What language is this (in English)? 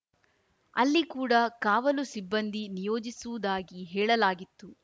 Kannada